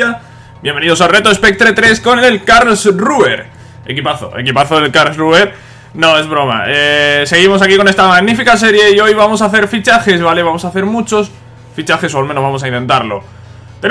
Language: Spanish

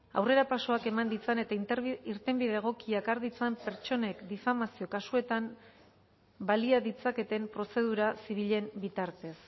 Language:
Basque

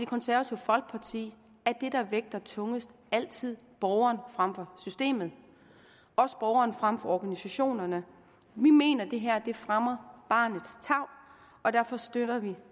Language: Danish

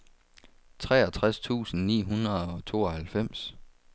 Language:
Danish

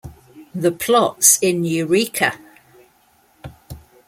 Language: English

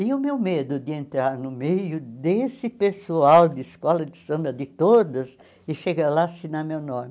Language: Portuguese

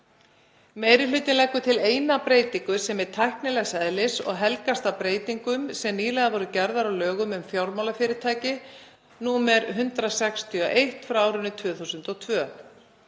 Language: Icelandic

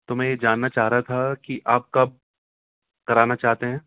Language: Urdu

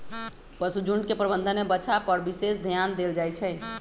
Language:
Magahi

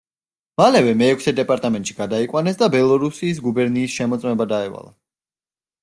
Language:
Georgian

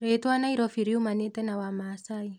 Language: Kikuyu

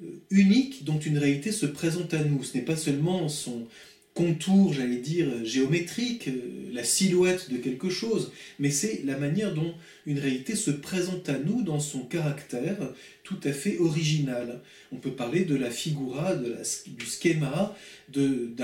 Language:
French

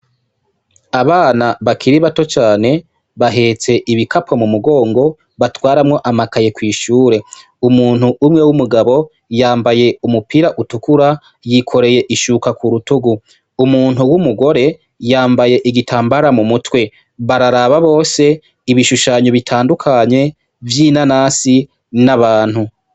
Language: Rundi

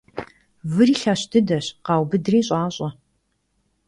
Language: Kabardian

